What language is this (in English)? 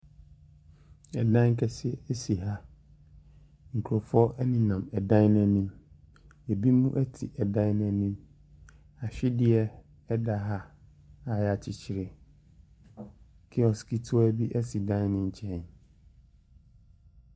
Akan